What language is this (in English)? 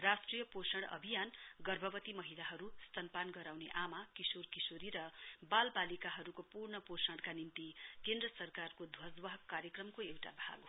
Nepali